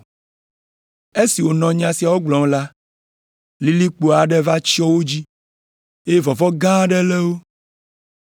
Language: Ewe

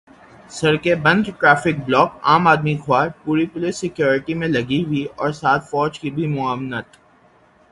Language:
Urdu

